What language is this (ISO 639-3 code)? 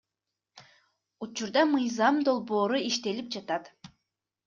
kir